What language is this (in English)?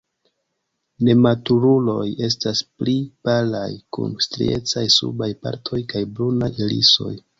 Esperanto